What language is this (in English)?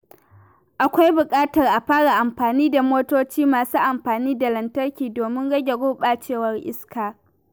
Hausa